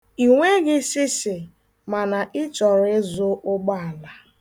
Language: Igbo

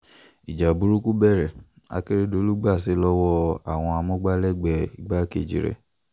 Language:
Yoruba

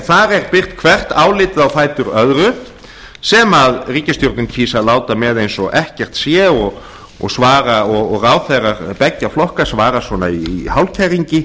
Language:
Icelandic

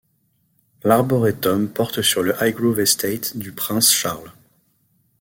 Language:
French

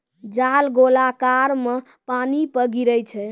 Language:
Maithili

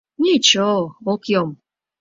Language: Mari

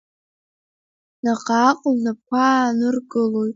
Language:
Abkhazian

